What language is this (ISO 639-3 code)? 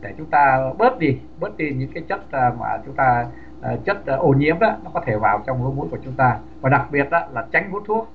vie